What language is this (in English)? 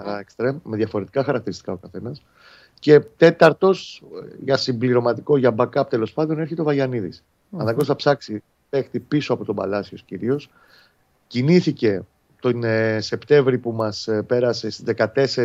Greek